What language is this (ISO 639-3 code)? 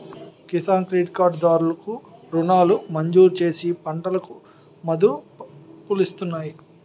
tel